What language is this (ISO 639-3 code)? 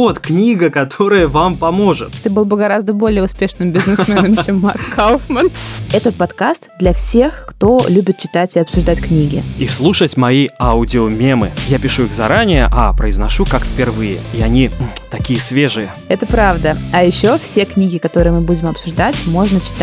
rus